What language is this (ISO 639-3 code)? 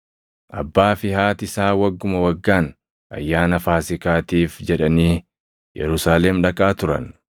orm